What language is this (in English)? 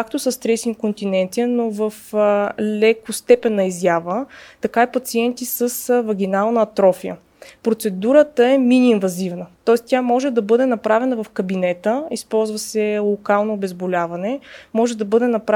Bulgarian